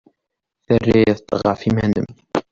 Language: Kabyle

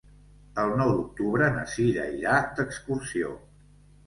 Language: Catalan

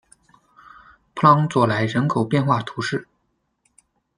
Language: Chinese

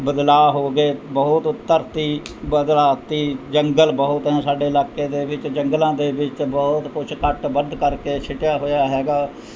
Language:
Punjabi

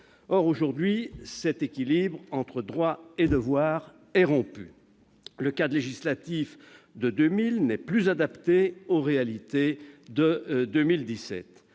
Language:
French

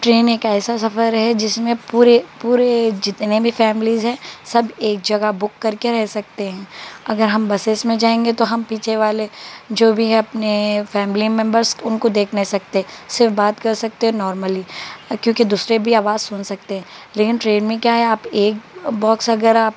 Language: Urdu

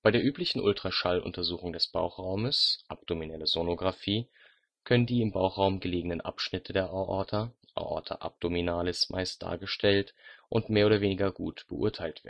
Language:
German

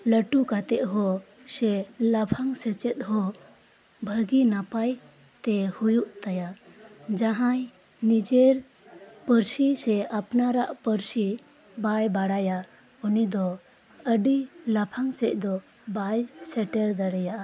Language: Santali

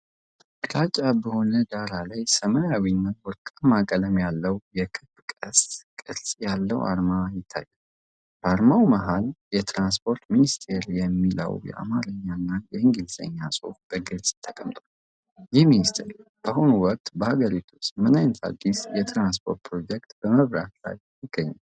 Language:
Amharic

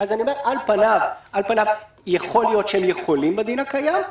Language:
Hebrew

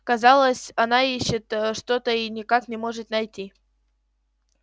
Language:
Russian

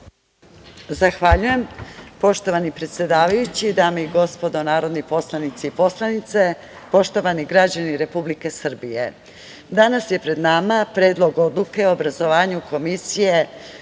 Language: Serbian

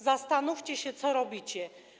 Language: Polish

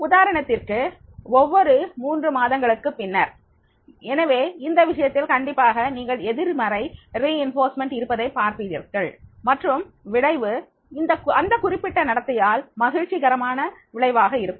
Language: Tamil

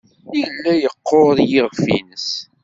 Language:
Kabyle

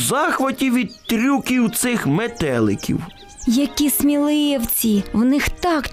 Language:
Ukrainian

